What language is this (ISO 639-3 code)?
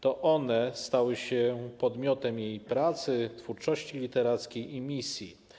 pol